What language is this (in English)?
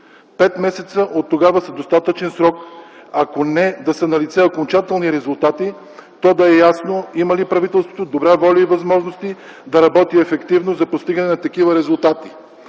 Bulgarian